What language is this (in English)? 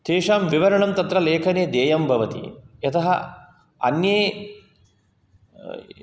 Sanskrit